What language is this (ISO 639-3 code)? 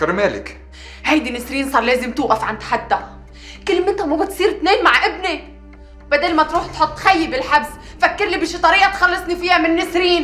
ara